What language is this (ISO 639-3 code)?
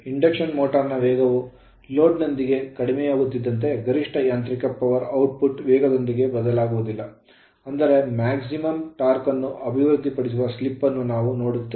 kan